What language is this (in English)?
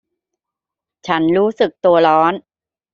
Thai